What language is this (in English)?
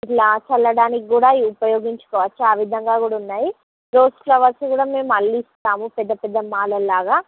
Telugu